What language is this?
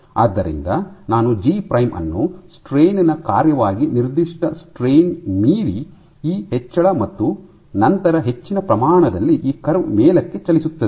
Kannada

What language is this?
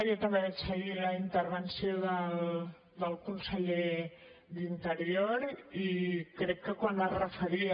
Catalan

